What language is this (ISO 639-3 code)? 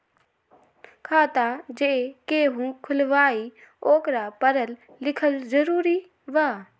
mag